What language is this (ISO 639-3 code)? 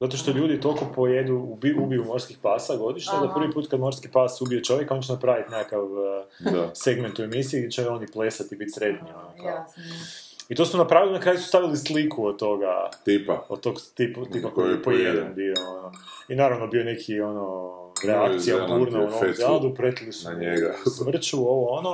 hrv